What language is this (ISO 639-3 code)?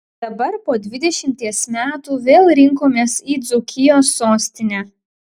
lit